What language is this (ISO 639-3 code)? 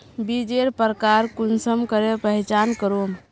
mag